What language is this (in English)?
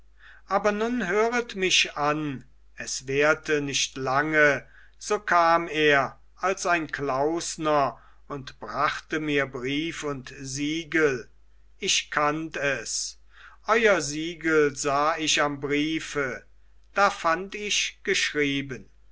German